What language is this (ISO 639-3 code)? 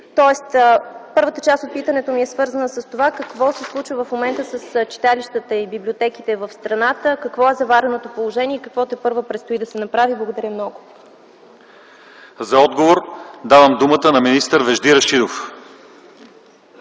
bul